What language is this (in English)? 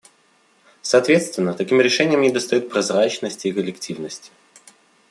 Russian